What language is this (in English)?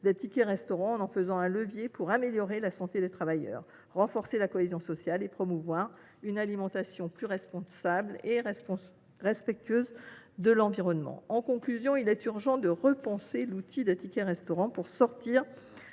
French